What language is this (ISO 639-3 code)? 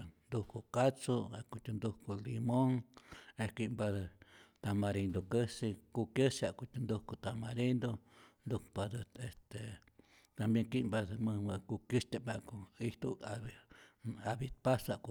zor